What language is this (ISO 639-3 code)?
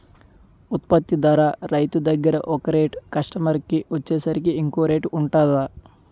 tel